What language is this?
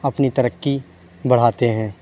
Urdu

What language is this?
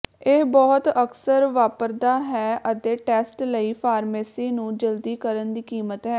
Punjabi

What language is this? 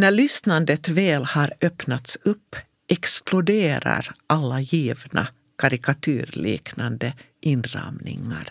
Swedish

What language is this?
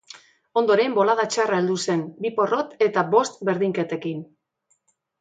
Basque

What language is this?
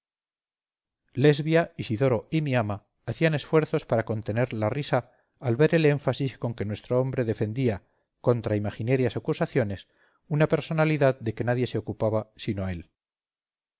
Spanish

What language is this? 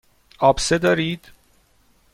Persian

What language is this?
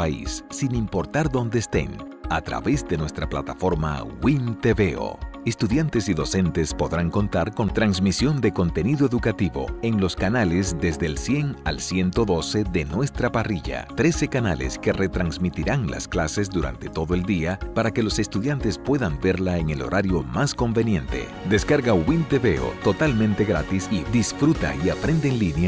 Spanish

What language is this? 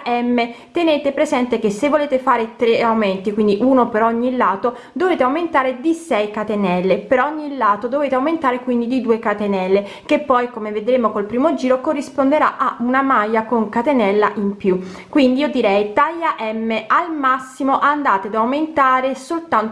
Italian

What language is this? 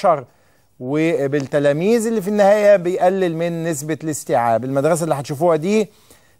Arabic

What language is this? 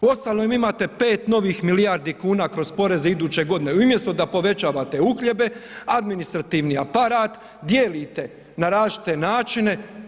Croatian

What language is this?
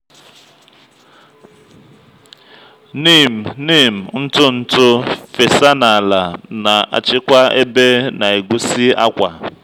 Igbo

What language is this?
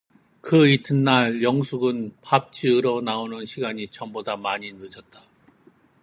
Korean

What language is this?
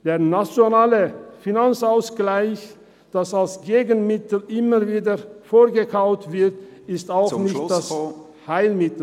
Swiss German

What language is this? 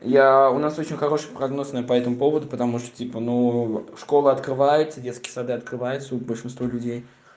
Russian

